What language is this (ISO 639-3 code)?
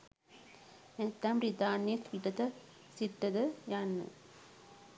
sin